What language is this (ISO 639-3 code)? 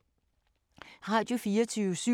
dan